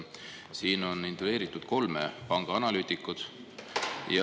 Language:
Estonian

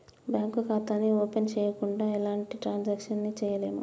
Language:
Telugu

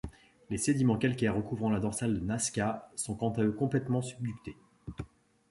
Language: French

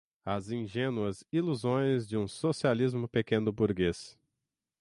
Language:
Portuguese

